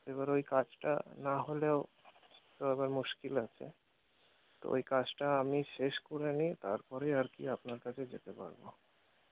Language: Bangla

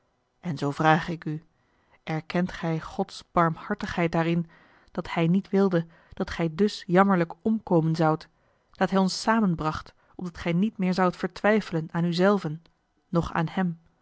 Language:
Dutch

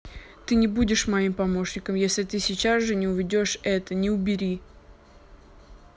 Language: Russian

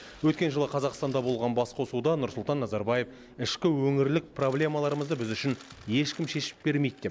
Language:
Kazakh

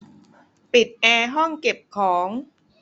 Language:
Thai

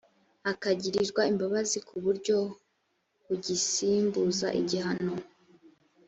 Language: Kinyarwanda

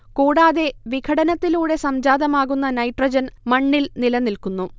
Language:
Malayalam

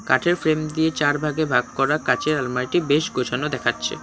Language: Bangla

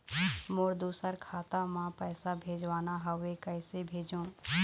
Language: Chhattisgarhi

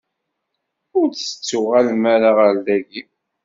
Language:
Kabyle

